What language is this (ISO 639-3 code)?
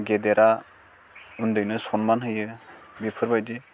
brx